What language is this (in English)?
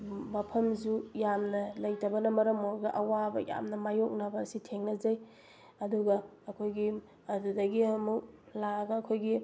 Manipuri